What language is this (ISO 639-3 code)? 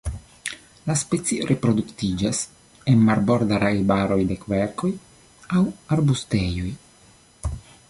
epo